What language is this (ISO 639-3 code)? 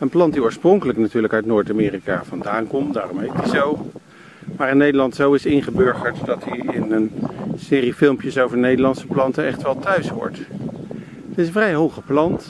nld